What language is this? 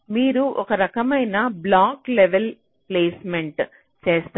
Telugu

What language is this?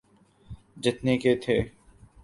Urdu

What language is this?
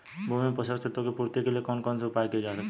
Hindi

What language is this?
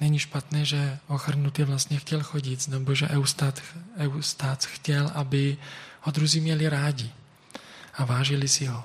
Czech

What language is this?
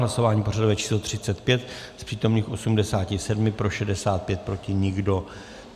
Czech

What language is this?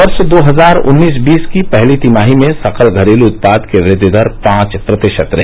Hindi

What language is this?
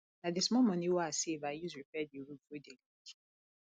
Nigerian Pidgin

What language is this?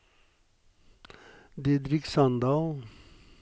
Norwegian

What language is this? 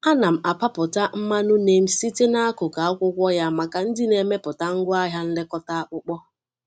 Igbo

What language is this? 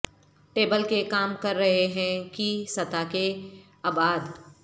Urdu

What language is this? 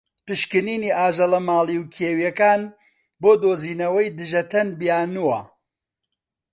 Central Kurdish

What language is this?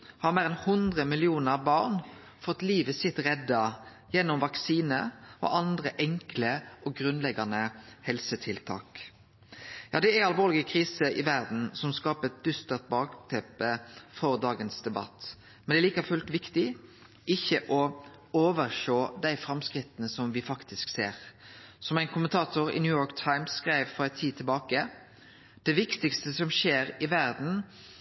Norwegian Nynorsk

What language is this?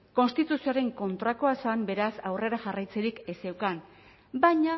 Basque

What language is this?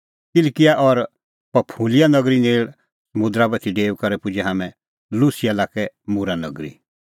Kullu Pahari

